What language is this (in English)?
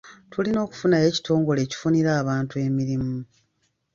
Ganda